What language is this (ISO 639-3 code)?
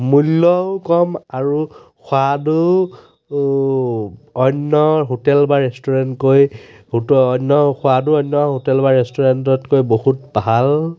asm